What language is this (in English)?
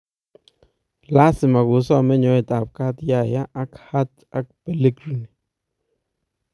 Kalenjin